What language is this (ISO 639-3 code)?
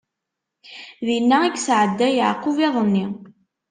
kab